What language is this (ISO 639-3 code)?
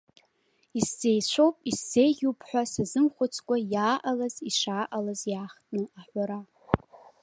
abk